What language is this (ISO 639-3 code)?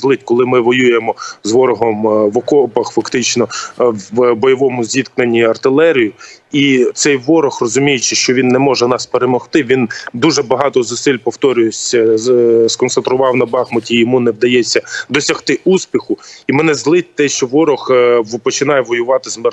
ukr